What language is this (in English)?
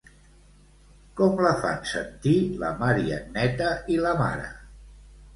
Catalan